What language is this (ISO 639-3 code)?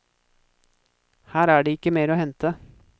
nor